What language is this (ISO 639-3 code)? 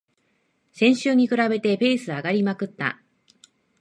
jpn